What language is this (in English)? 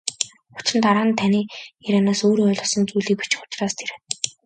Mongolian